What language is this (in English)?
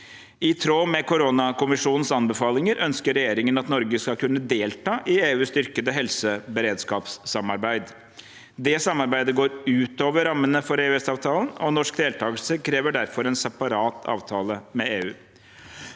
Norwegian